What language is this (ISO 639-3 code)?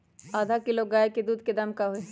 mag